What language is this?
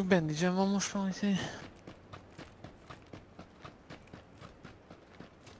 Hungarian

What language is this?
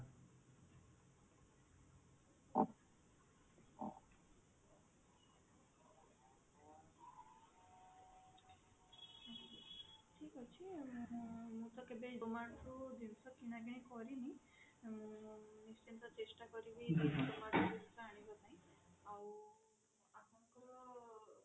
Odia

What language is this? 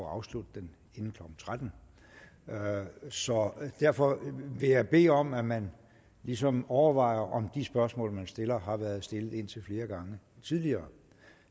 Danish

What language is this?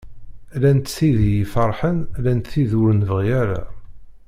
Kabyle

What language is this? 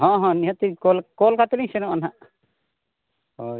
Santali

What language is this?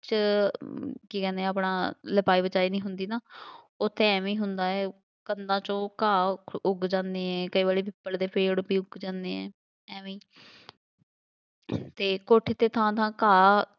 Punjabi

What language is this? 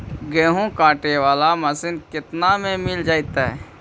Magahi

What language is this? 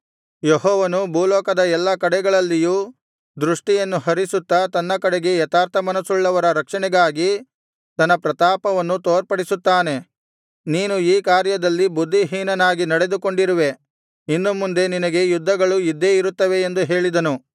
Kannada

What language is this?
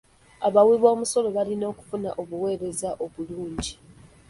Ganda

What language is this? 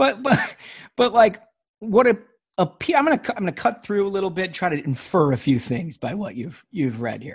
English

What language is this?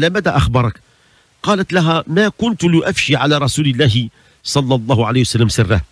Arabic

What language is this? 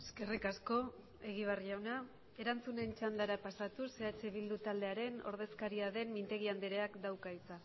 Basque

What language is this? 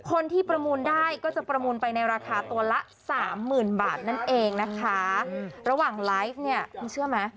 Thai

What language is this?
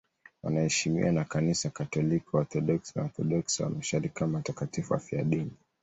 Swahili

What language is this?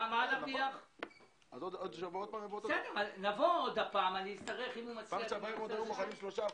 Hebrew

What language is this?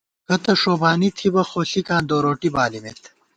Gawar-Bati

